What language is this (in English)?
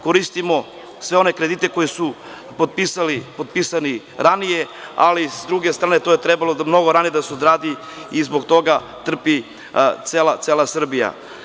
Serbian